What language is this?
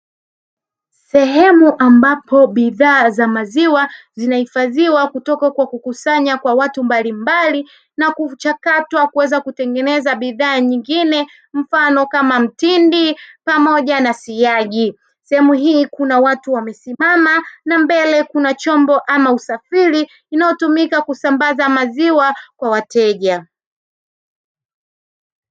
Swahili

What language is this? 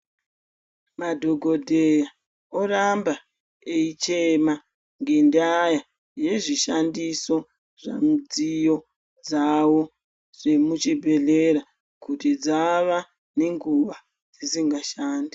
Ndau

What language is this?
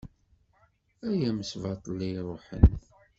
Kabyle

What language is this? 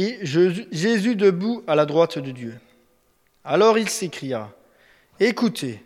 French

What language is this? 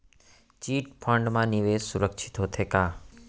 Chhattisgarhi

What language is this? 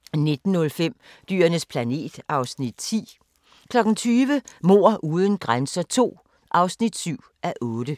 Danish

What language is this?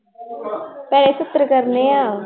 Punjabi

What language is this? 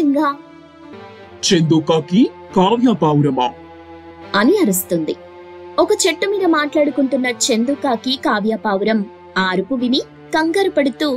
Telugu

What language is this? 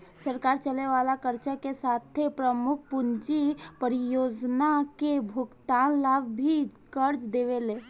Bhojpuri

